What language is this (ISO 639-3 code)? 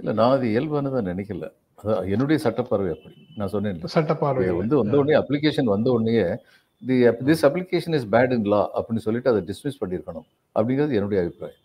tam